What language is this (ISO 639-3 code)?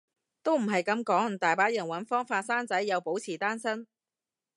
yue